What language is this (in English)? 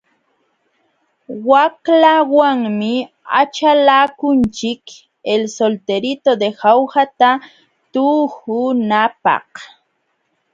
Jauja Wanca Quechua